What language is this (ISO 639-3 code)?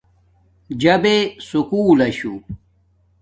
dmk